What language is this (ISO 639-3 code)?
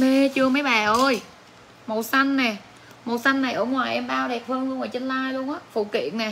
vie